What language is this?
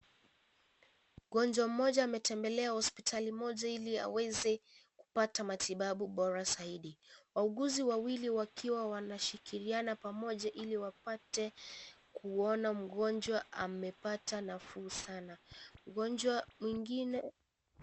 Swahili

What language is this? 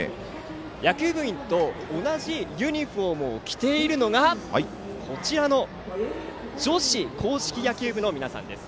Japanese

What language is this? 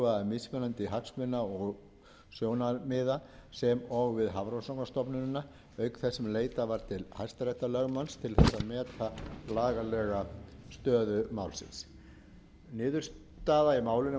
Icelandic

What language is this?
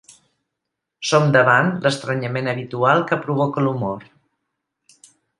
Catalan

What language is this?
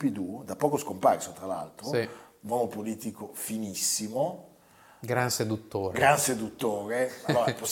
Italian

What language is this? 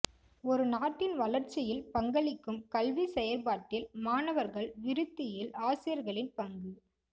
Tamil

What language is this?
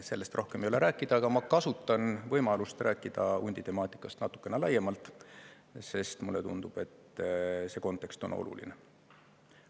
Estonian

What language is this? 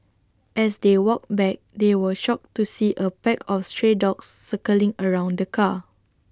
English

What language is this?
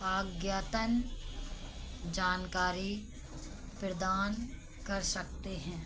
Hindi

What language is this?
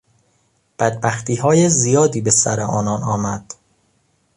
Persian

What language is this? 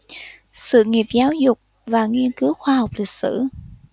Vietnamese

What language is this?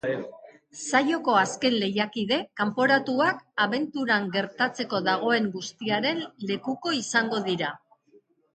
Basque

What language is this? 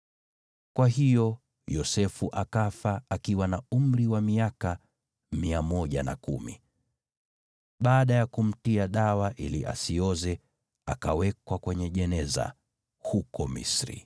Swahili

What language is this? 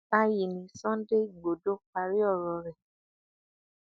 Yoruba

